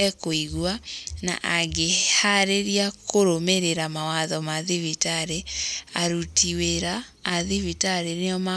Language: Kikuyu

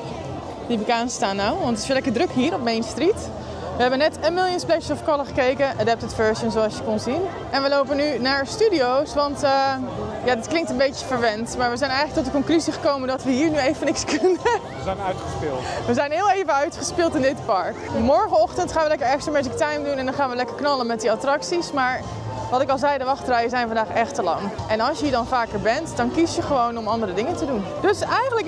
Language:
Dutch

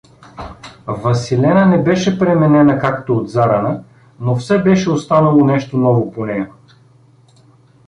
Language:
Bulgarian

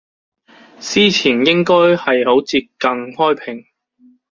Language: Cantonese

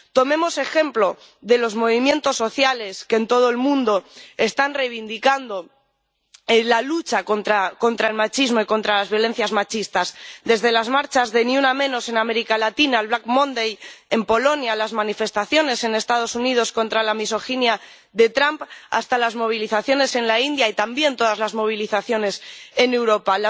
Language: Spanish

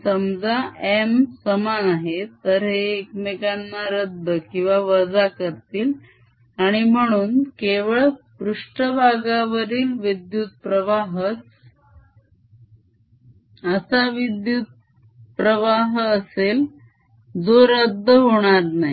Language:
Marathi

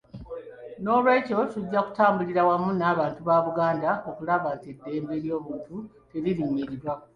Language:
Ganda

